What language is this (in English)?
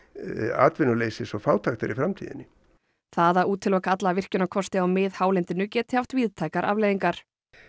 Icelandic